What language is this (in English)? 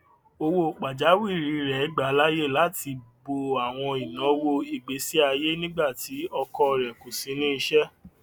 Yoruba